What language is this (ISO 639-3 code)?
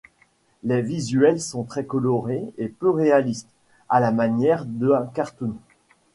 fra